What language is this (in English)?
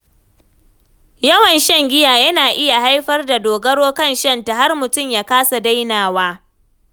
Hausa